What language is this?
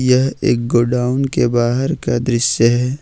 Hindi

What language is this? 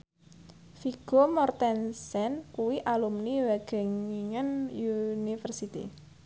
Javanese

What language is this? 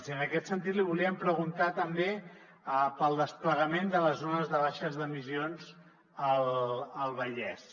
Catalan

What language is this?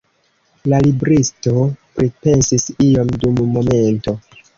Esperanto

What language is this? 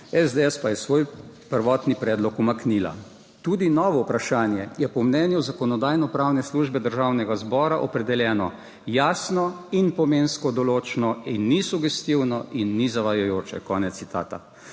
Slovenian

